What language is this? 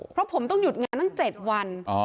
Thai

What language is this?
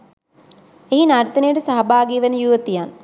Sinhala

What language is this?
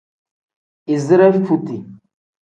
Tem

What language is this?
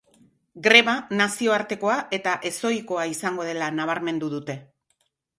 Basque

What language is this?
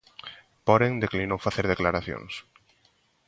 Galician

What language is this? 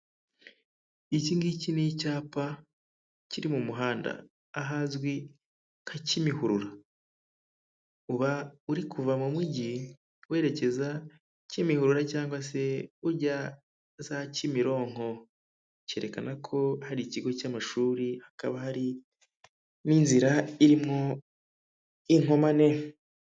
Kinyarwanda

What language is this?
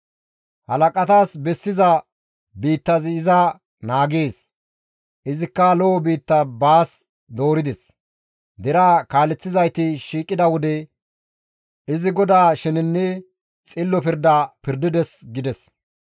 Gamo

